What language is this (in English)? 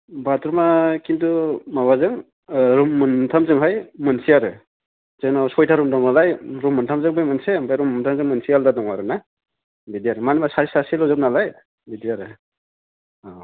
Bodo